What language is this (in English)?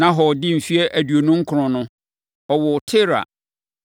Akan